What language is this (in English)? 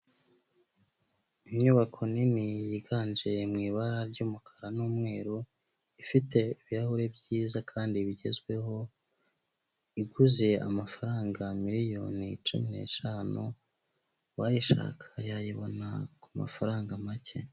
Kinyarwanda